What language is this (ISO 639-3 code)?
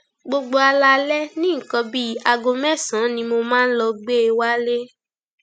yor